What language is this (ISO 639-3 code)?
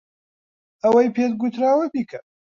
ckb